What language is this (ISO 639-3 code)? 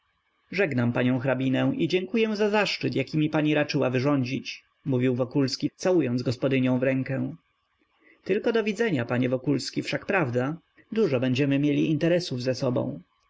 pol